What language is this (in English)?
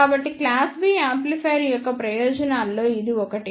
Telugu